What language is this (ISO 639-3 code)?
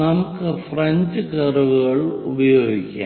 mal